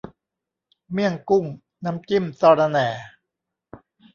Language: Thai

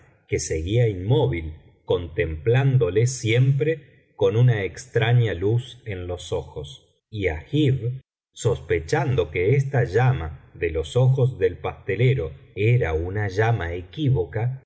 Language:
Spanish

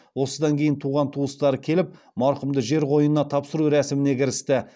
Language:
Kazakh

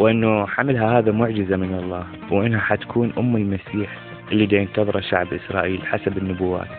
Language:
Arabic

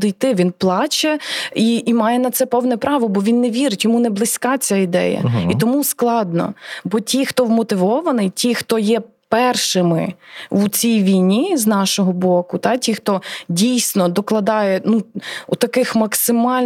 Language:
Ukrainian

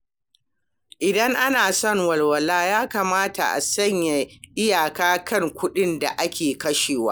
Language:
Hausa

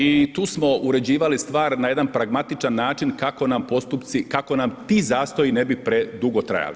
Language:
Croatian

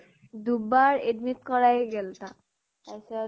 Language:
Assamese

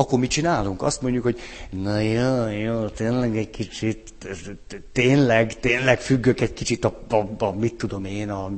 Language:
Hungarian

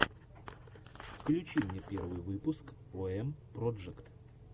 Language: Russian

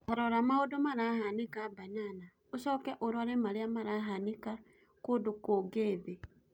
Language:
Kikuyu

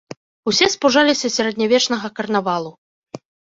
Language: Belarusian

